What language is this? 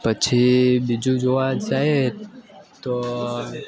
Gujarati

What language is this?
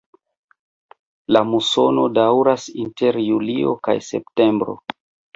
Esperanto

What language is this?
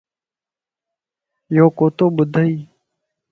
Lasi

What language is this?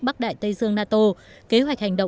Vietnamese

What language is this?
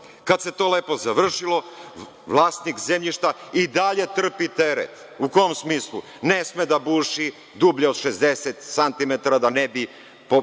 Serbian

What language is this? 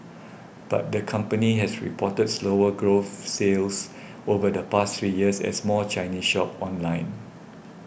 English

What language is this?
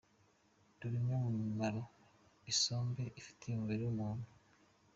Kinyarwanda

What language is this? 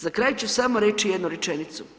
Croatian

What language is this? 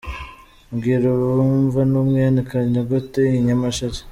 Kinyarwanda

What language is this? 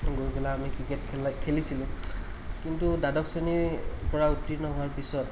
Assamese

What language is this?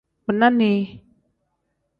Tem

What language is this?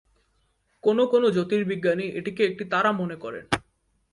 Bangla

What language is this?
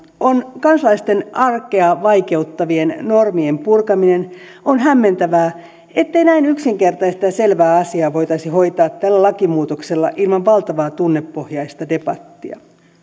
Finnish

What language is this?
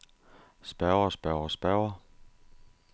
Danish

